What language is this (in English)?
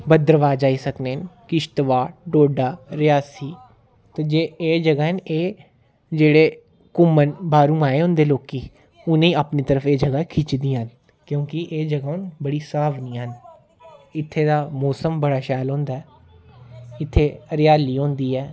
Dogri